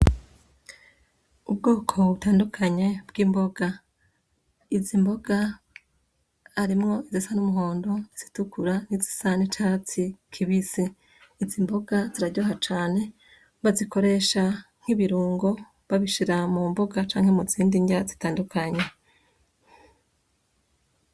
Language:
Rundi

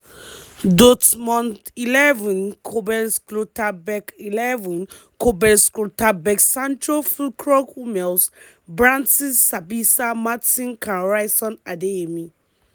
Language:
Nigerian Pidgin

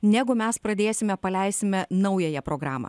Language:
Lithuanian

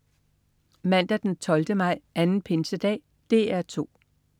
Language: Danish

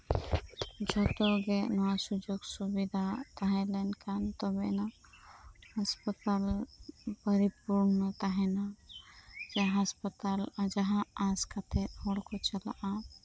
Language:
Santali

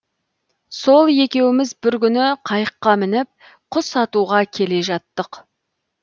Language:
Kazakh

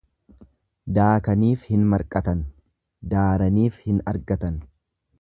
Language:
Oromo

